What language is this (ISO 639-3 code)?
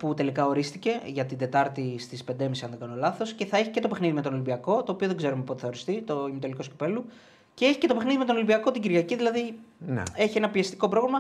ell